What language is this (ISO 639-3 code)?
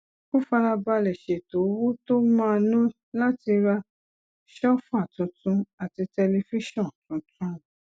yor